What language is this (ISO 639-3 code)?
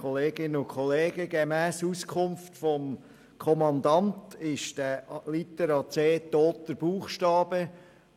gsw